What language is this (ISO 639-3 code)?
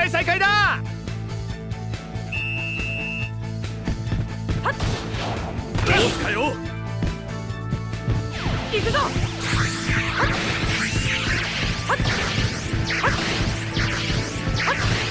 jpn